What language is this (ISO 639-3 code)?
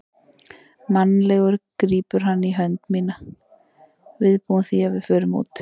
isl